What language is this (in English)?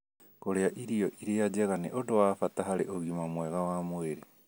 Kikuyu